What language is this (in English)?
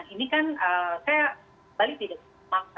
Indonesian